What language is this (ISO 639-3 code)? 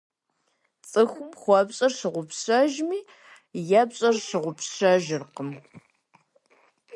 kbd